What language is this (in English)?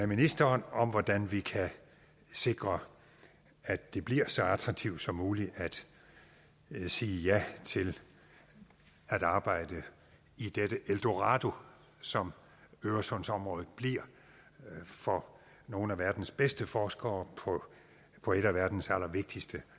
Danish